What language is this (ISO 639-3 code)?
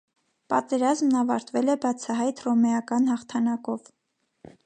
hye